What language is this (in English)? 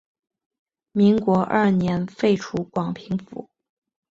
Chinese